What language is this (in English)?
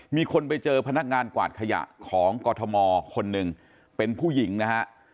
Thai